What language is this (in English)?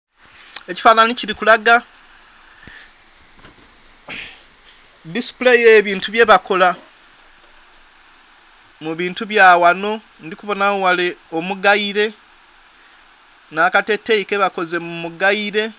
Soga